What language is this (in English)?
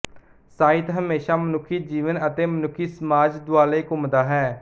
Punjabi